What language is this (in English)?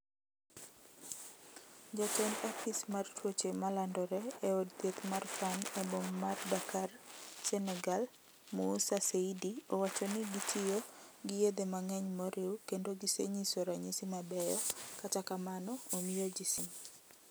Luo (Kenya and Tanzania)